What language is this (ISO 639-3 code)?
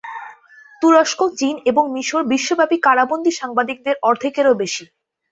ben